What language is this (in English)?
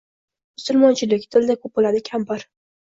Uzbek